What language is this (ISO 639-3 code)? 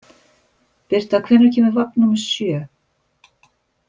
isl